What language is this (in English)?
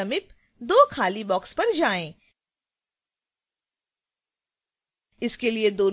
Hindi